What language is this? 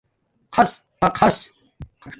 Domaaki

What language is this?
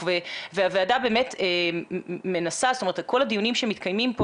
Hebrew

